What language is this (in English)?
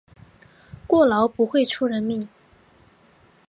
Chinese